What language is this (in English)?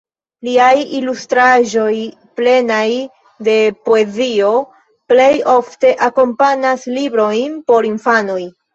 Esperanto